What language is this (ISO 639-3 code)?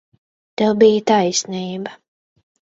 lav